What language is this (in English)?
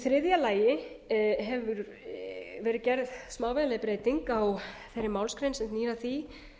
Icelandic